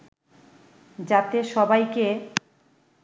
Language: Bangla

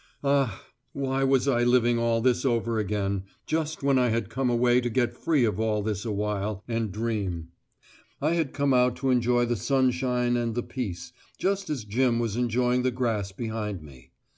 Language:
English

